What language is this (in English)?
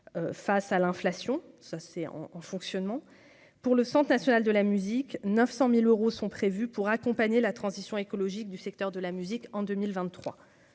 French